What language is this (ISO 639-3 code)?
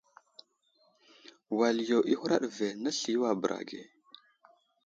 udl